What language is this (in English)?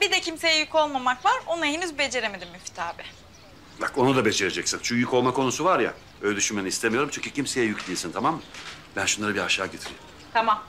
Turkish